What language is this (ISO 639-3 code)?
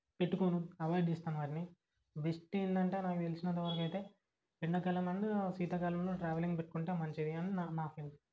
tel